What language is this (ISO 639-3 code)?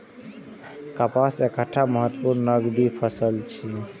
mai